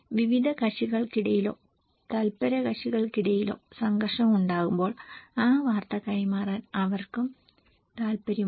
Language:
Malayalam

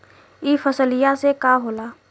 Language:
Bhojpuri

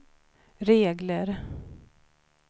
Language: Swedish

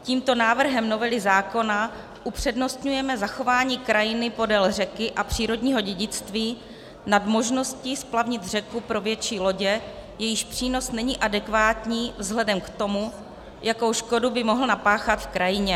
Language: Czech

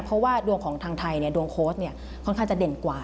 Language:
Thai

